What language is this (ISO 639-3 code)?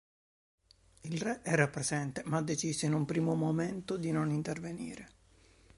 ita